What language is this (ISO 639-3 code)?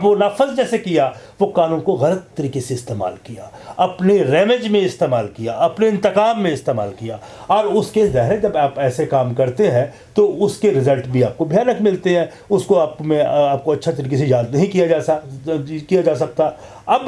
urd